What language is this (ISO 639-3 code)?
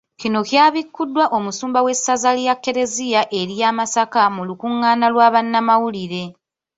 lug